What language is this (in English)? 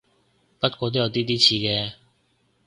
Cantonese